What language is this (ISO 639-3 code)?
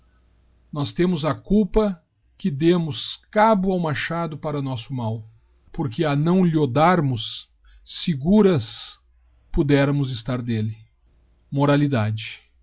por